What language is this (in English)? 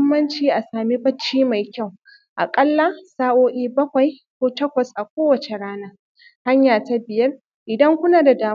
Hausa